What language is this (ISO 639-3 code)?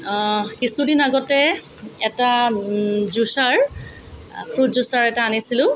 asm